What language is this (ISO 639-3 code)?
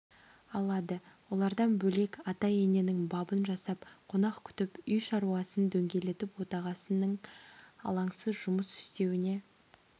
kaz